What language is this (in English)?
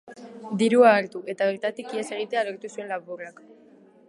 Basque